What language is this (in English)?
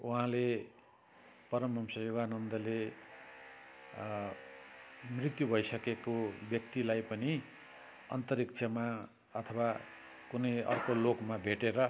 Nepali